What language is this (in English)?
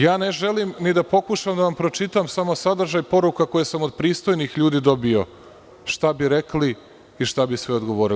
Serbian